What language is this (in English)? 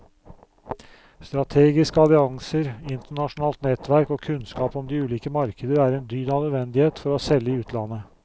Norwegian